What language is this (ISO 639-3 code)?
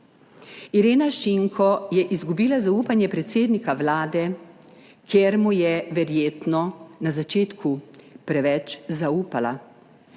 slv